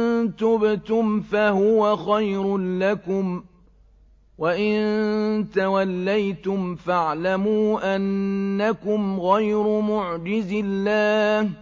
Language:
Arabic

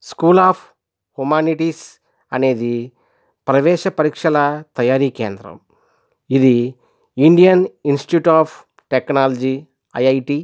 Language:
Telugu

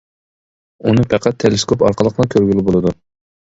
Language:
Uyghur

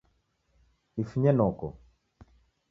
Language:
Taita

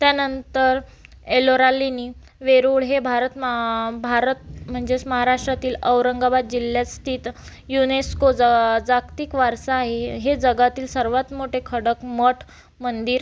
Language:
Marathi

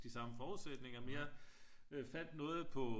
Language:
Danish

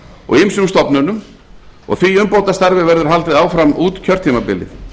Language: Icelandic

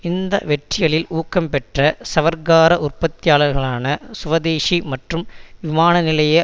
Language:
Tamil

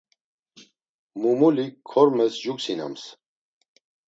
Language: Laz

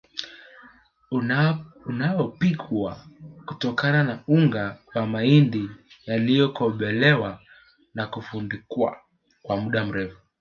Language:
Swahili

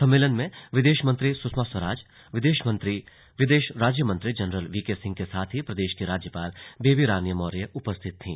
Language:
Hindi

